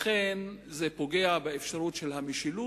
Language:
Hebrew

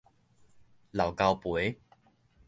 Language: Min Nan Chinese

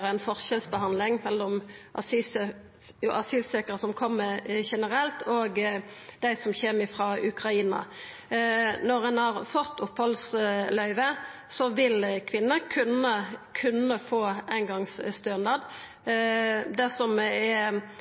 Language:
Norwegian Nynorsk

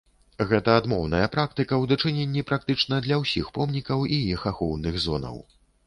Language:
Belarusian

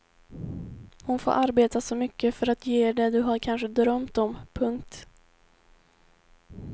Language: Swedish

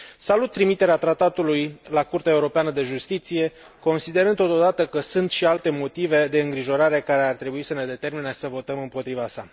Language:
Romanian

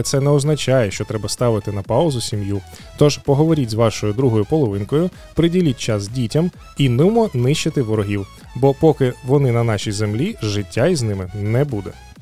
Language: Ukrainian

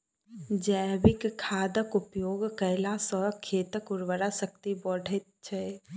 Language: Maithili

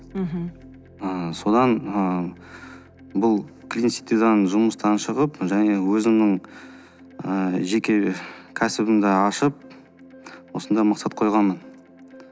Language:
Kazakh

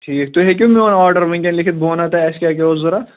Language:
Kashmiri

